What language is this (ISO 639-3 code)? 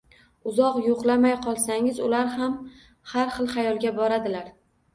uzb